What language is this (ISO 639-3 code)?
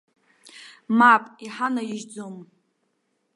abk